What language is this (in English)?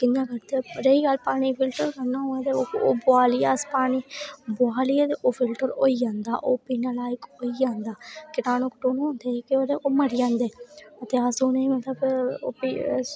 Dogri